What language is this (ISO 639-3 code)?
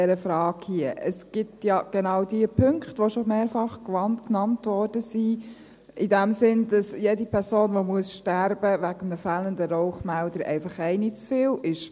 gsw